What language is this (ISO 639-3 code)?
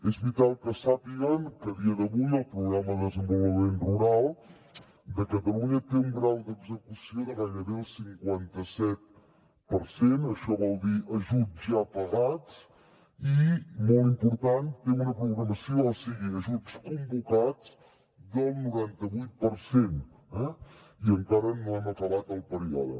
cat